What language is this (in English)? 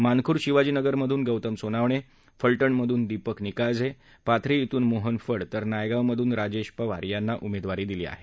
Marathi